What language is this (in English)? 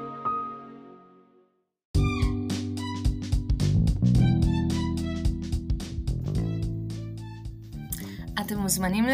Hebrew